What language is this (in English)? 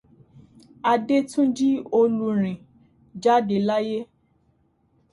Yoruba